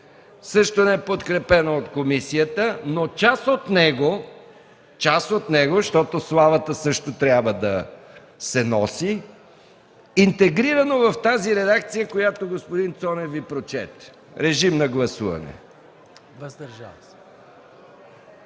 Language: Bulgarian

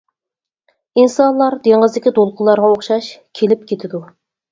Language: Uyghur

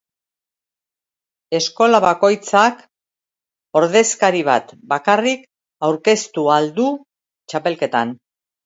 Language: Basque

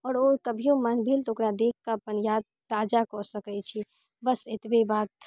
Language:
Maithili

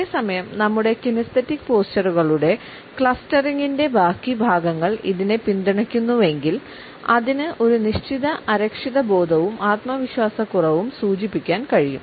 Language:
Malayalam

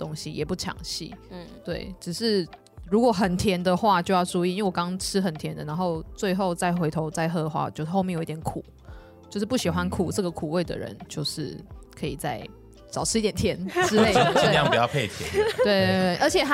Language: Chinese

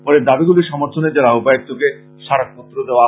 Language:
Bangla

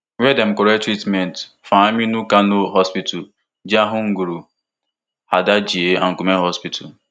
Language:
Nigerian Pidgin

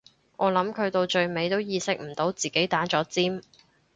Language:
Cantonese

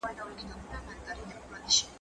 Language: Pashto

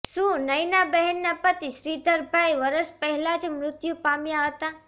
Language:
Gujarati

